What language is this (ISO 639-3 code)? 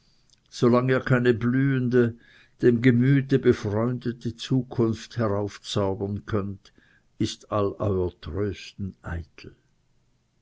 deu